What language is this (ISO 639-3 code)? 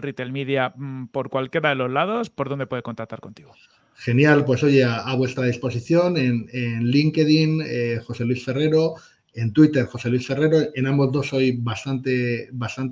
spa